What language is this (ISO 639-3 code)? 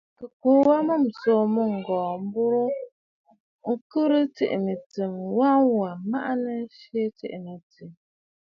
bfd